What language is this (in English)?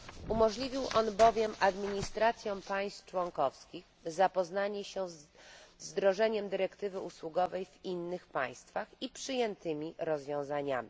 Polish